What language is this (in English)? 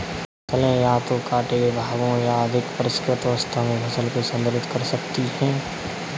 Hindi